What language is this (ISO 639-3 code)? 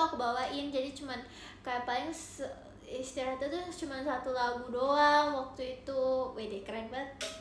ind